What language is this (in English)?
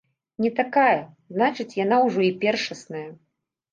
Belarusian